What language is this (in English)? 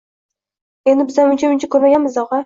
Uzbek